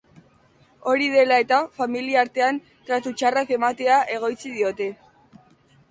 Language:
Basque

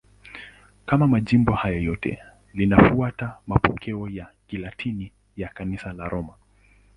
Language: Swahili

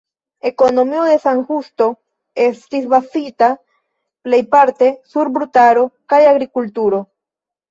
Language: Esperanto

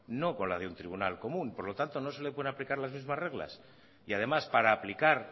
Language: Spanish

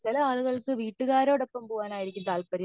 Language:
Malayalam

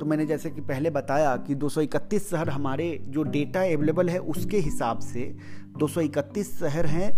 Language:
Hindi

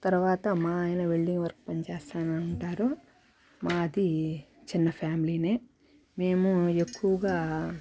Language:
Telugu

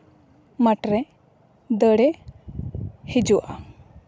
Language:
Santali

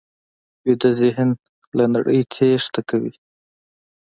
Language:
Pashto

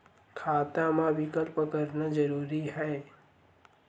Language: Chhattisgarhi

